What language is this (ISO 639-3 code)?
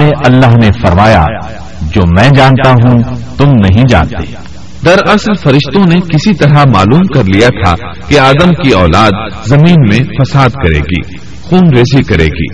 urd